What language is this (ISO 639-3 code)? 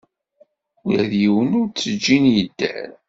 kab